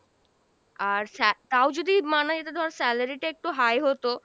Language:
Bangla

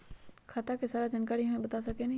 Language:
Magahi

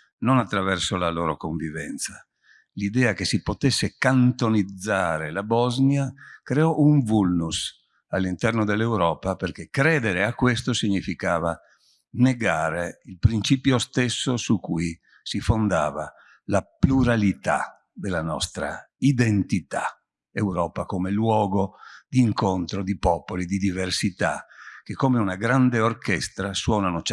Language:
Italian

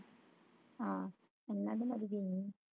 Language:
Punjabi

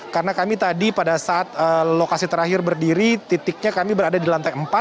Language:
Indonesian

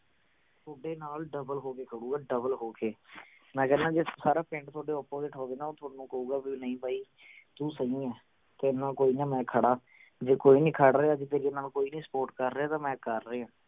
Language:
Punjabi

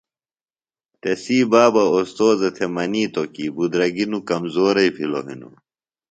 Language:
Phalura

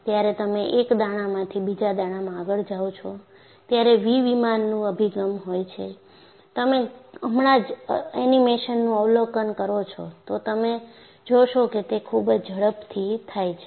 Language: Gujarati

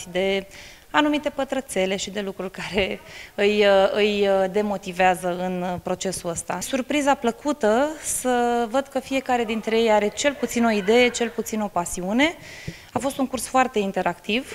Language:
Romanian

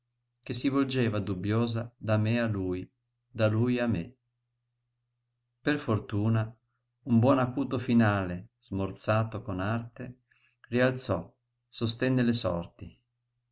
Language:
Italian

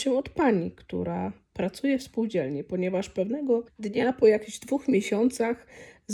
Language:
Polish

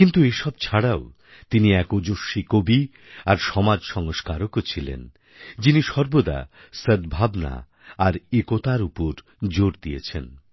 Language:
Bangla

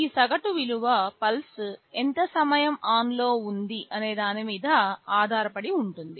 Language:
Telugu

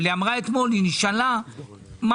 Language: Hebrew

